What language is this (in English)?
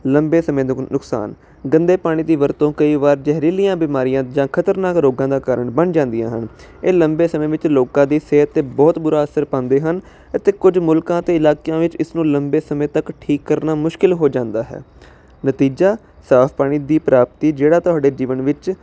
Punjabi